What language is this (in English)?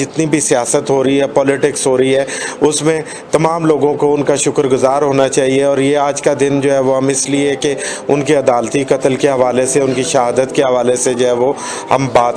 Urdu